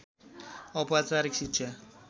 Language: Nepali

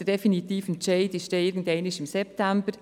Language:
Swiss German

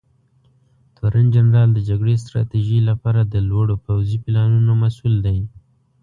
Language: Pashto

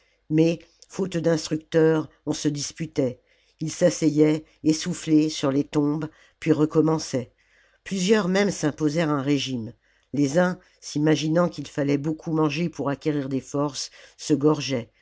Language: French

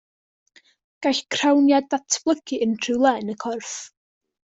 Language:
Welsh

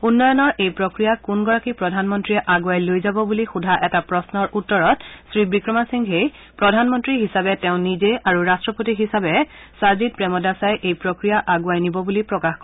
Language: Assamese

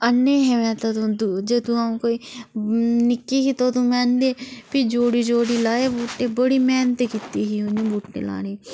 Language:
Dogri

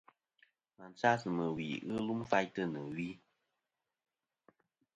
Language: Kom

